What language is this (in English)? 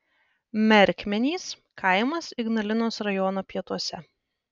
Lithuanian